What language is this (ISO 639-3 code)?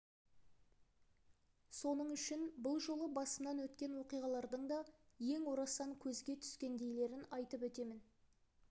kaz